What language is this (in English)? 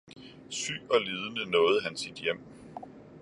Danish